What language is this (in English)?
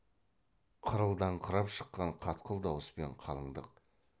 Kazakh